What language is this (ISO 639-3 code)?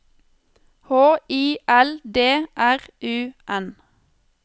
nor